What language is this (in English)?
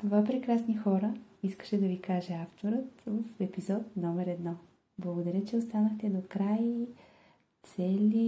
Bulgarian